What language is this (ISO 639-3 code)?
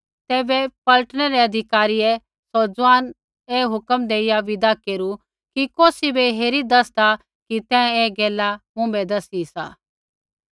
kfx